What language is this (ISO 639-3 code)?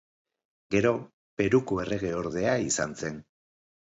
eus